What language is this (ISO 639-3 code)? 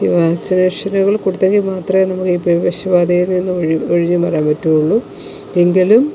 mal